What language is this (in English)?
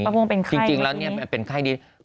Thai